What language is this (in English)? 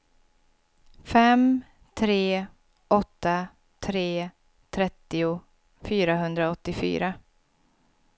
Swedish